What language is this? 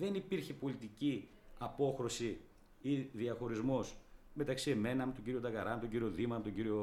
Greek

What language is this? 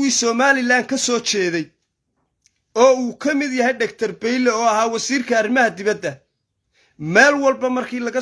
Arabic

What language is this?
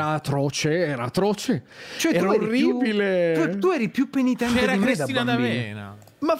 Italian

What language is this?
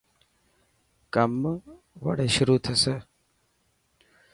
Dhatki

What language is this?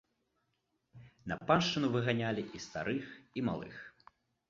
Belarusian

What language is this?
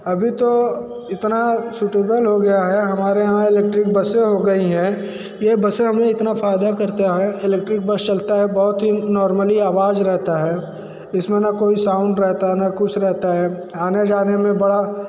Hindi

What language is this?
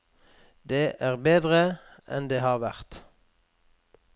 Norwegian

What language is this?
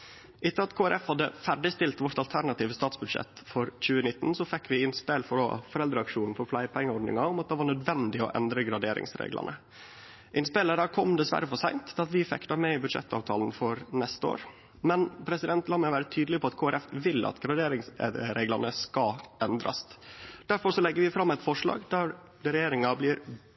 Norwegian Nynorsk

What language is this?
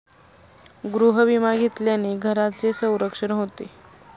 Marathi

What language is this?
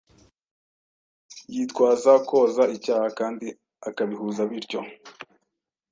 Kinyarwanda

